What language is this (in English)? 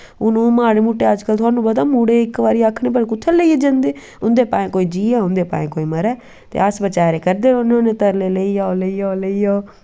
Dogri